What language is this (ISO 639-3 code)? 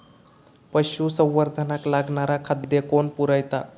mar